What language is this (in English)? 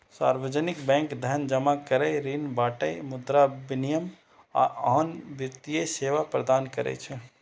Maithili